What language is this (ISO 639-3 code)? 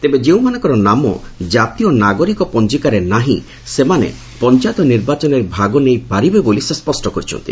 ori